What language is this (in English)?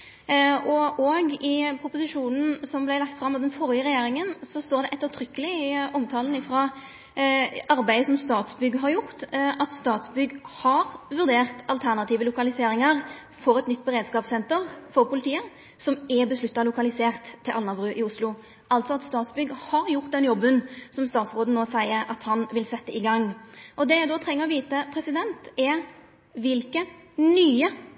Norwegian Nynorsk